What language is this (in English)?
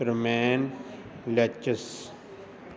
Punjabi